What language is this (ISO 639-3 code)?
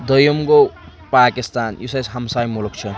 kas